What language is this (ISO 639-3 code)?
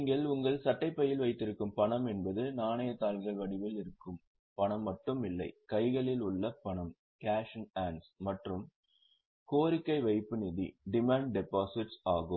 tam